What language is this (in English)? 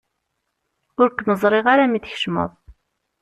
Kabyle